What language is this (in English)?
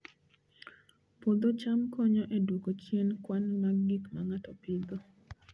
Luo (Kenya and Tanzania)